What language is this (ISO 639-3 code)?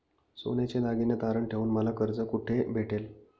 mar